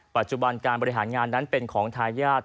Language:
Thai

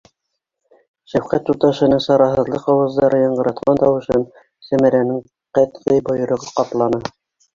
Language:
Bashkir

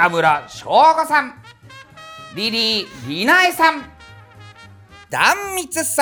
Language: Japanese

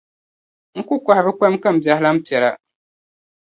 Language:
Dagbani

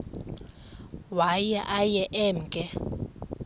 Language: Xhosa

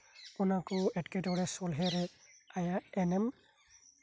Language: Santali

